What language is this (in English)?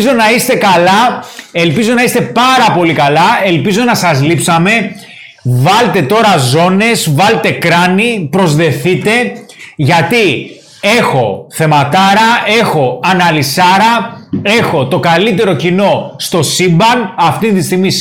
Greek